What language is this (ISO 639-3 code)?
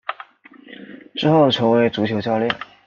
zho